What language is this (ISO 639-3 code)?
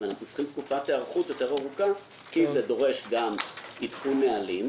heb